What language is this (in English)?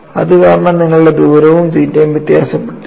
Malayalam